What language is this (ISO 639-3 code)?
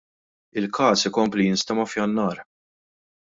mlt